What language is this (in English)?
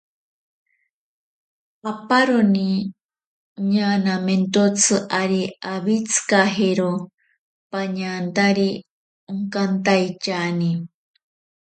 Ashéninka Perené